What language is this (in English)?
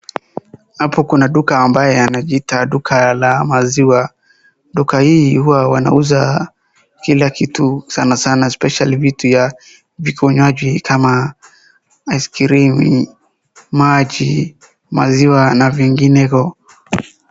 Swahili